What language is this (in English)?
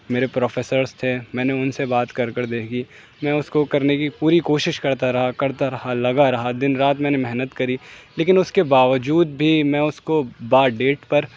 Urdu